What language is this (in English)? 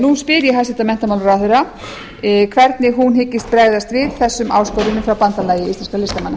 Icelandic